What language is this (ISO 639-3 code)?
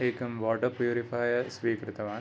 san